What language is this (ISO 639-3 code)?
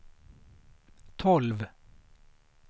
swe